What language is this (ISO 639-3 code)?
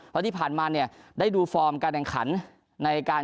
tha